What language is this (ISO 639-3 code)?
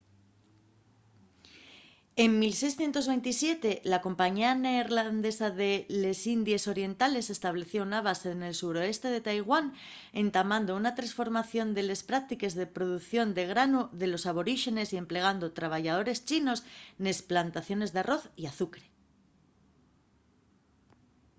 ast